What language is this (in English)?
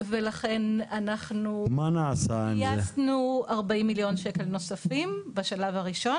Hebrew